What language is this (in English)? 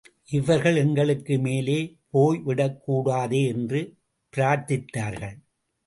Tamil